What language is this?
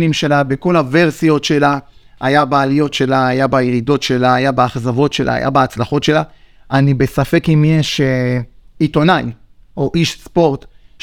Hebrew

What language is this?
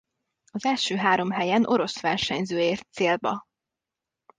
Hungarian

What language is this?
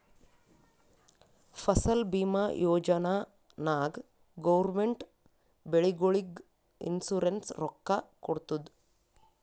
Kannada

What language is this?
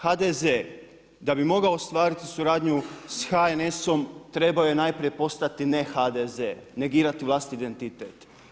Croatian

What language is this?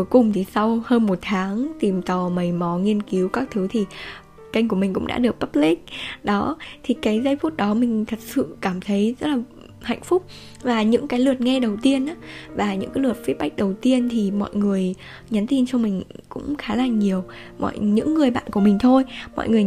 Vietnamese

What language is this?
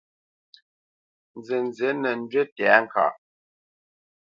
Bamenyam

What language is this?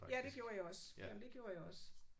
Danish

